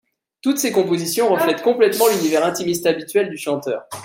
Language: French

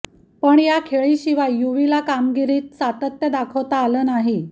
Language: Marathi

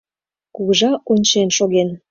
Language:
Mari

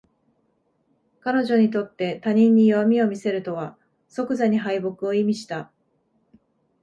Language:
Japanese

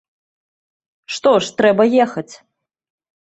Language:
Belarusian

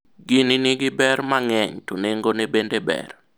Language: Luo (Kenya and Tanzania)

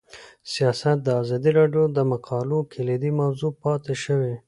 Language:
Pashto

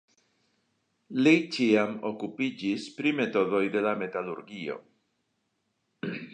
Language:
Esperanto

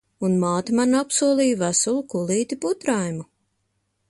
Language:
Latvian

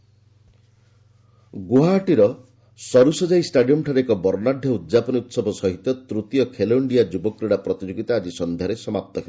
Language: Odia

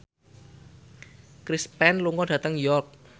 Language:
Javanese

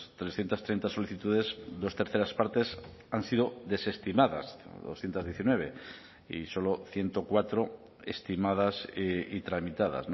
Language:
Spanish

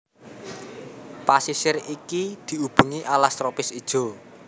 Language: Javanese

